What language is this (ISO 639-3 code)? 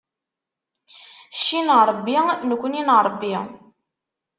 kab